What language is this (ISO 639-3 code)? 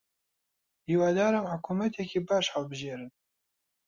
ckb